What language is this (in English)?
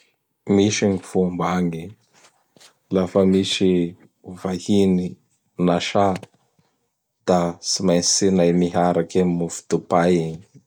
Bara Malagasy